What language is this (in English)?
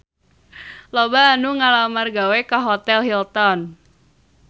Sundanese